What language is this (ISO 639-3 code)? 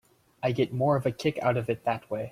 eng